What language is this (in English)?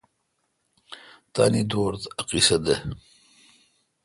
Kalkoti